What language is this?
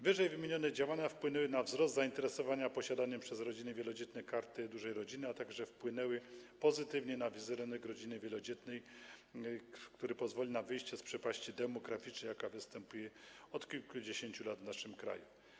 Polish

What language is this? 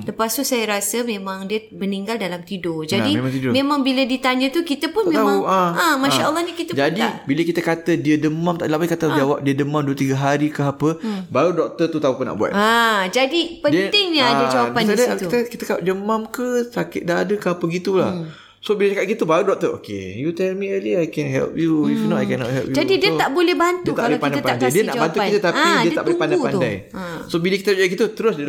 Malay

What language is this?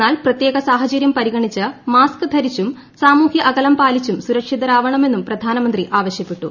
Malayalam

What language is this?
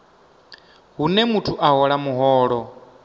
Venda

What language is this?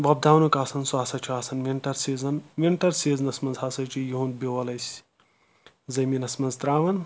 Kashmiri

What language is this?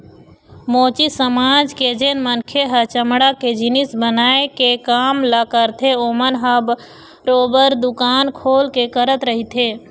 Chhattisgarhi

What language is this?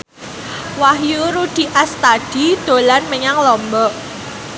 Javanese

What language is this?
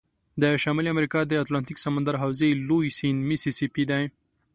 Pashto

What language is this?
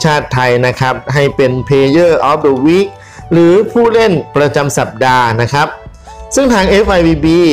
Thai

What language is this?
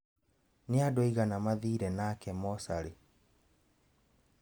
Kikuyu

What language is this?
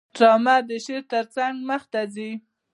Pashto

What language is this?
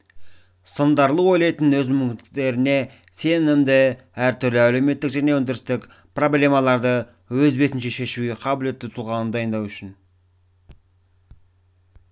Kazakh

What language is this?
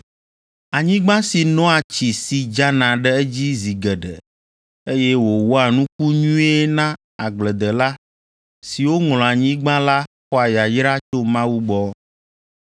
Ewe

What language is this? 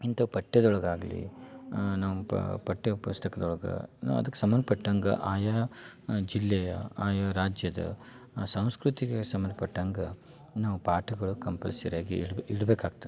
Kannada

